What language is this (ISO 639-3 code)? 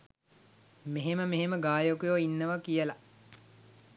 sin